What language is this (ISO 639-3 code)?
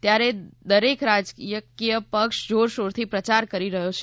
guj